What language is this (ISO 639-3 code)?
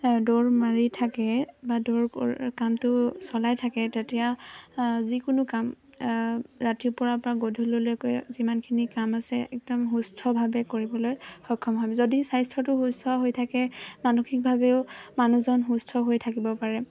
asm